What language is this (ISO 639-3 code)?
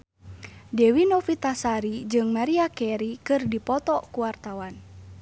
sun